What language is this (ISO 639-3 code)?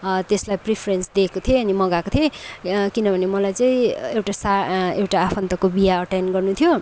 nep